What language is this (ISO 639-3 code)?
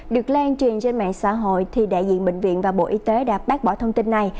vie